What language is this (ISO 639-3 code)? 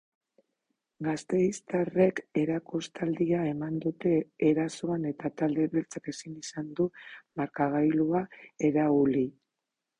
eus